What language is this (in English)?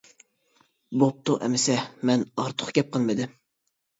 Uyghur